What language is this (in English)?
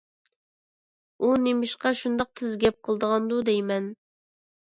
Uyghur